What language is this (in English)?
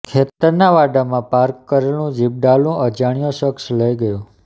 Gujarati